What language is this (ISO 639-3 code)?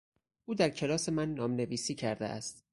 fas